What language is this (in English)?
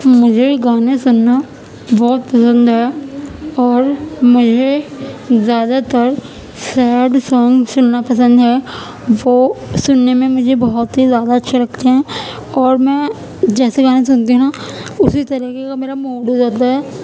Urdu